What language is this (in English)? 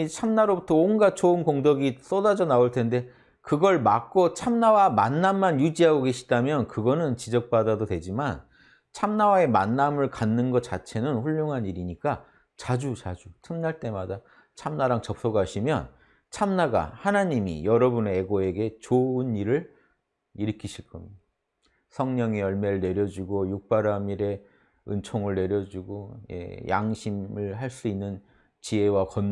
Korean